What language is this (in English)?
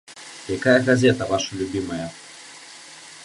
Belarusian